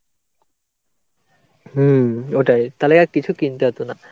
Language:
Bangla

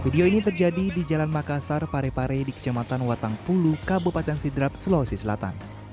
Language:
Indonesian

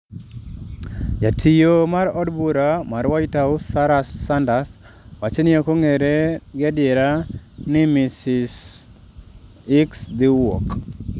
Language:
Luo (Kenya and Tanzania)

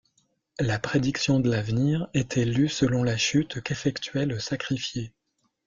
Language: French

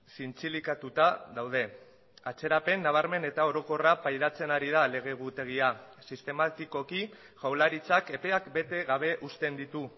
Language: Basque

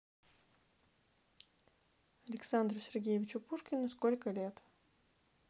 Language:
Russian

